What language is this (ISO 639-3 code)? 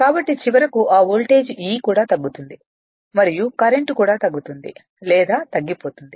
tel